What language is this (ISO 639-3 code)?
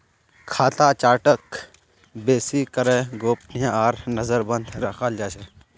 mag